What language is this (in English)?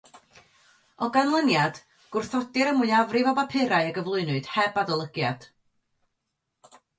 Welsh